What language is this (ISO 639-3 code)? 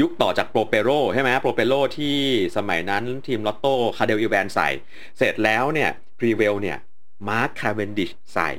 tha